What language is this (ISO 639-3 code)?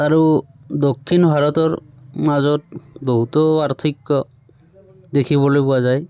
asm